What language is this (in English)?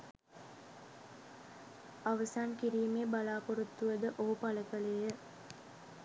Sinhala